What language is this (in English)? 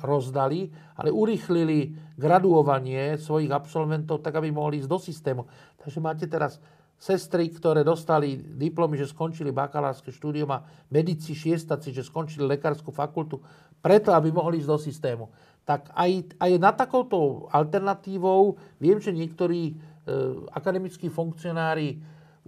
Slovak